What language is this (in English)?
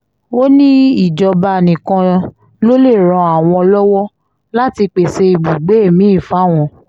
Yoruba